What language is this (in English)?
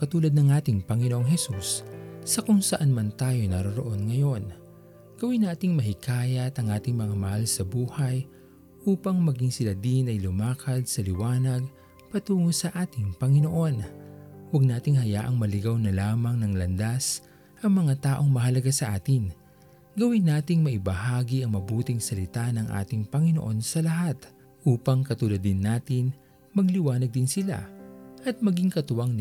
Filipino